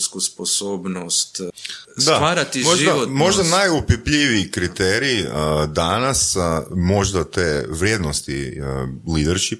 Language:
Croatian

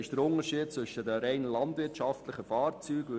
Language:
Swiss German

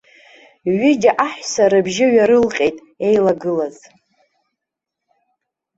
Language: Abkhazian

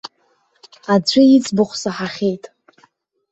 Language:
Abkhazian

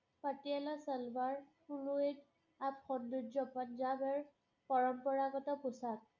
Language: Assamese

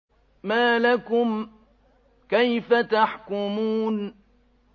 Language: Arabic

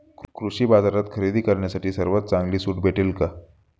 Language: Marathi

